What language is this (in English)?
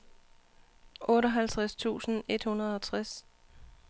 Danish